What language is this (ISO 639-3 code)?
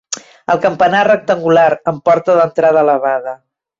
cat